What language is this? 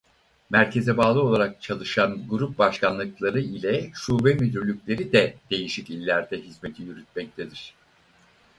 Turkish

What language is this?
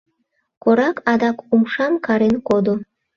Mari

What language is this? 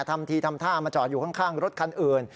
Thai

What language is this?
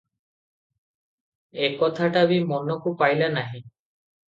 Odia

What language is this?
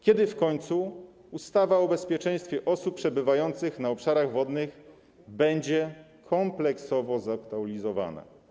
Polish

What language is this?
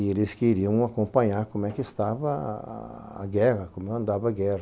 Portuguese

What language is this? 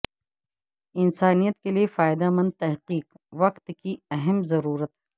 Urdu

